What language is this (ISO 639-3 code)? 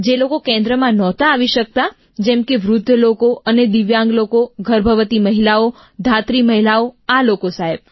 guj